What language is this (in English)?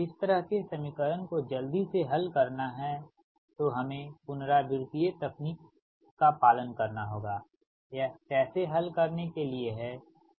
Hindi